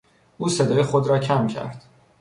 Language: Persian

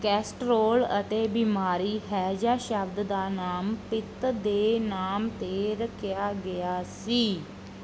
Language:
Punjabi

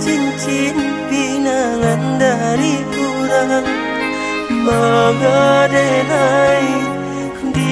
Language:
Indonesian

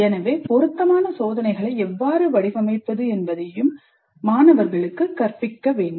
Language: Tamil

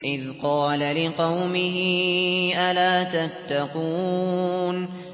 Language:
Arabic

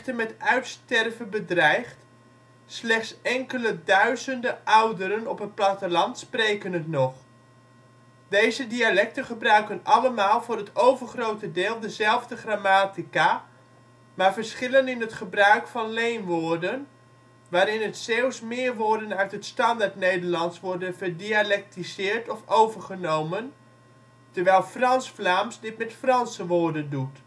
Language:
Dutch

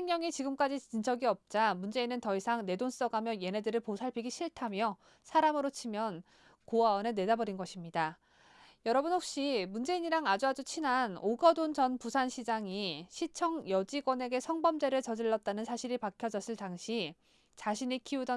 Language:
Korean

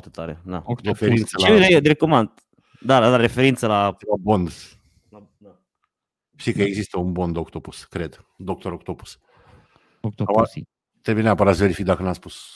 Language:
Romanian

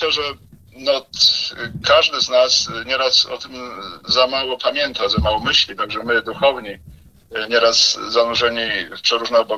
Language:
Polish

